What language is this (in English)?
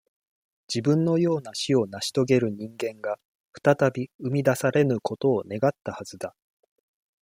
Japanese